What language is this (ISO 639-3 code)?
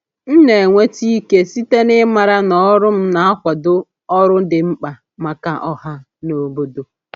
ibo